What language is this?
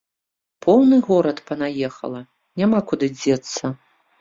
Belarusian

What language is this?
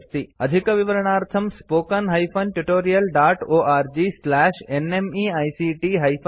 Sanskrit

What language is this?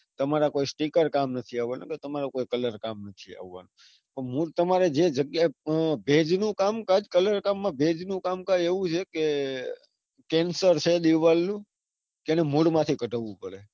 Gujarati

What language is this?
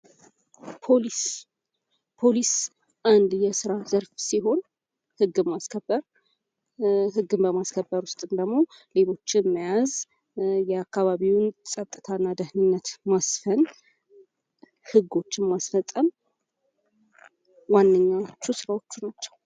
Amharic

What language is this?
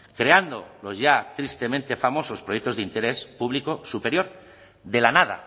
Spanish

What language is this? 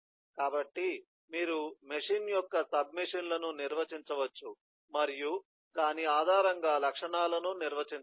Telugu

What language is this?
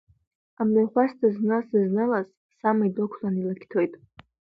Abkhazian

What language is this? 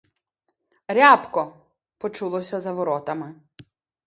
Ukrainian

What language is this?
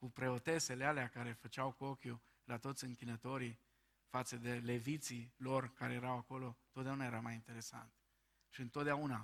Romanian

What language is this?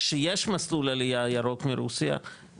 Hebrew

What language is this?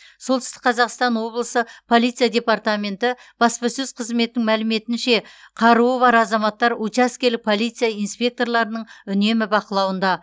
Kazakh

